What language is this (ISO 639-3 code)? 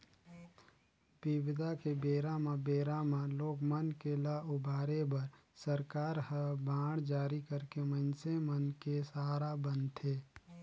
hne